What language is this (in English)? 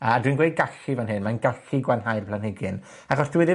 Welsh